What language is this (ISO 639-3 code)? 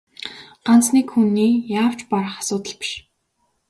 mon